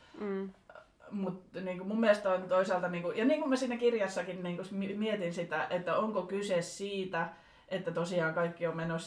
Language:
Finnish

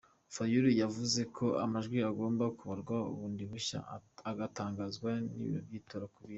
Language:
Kinyarwanda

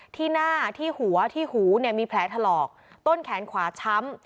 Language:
Thai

